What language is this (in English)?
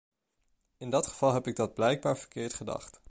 Dutch